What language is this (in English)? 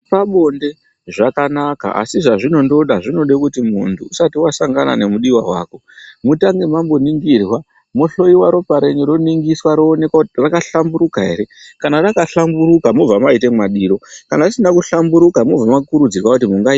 Ndau